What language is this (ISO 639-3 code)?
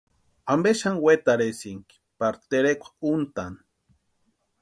pua